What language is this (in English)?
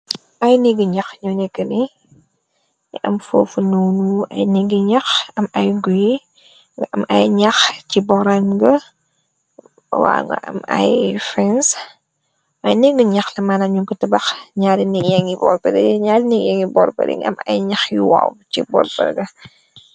Wolof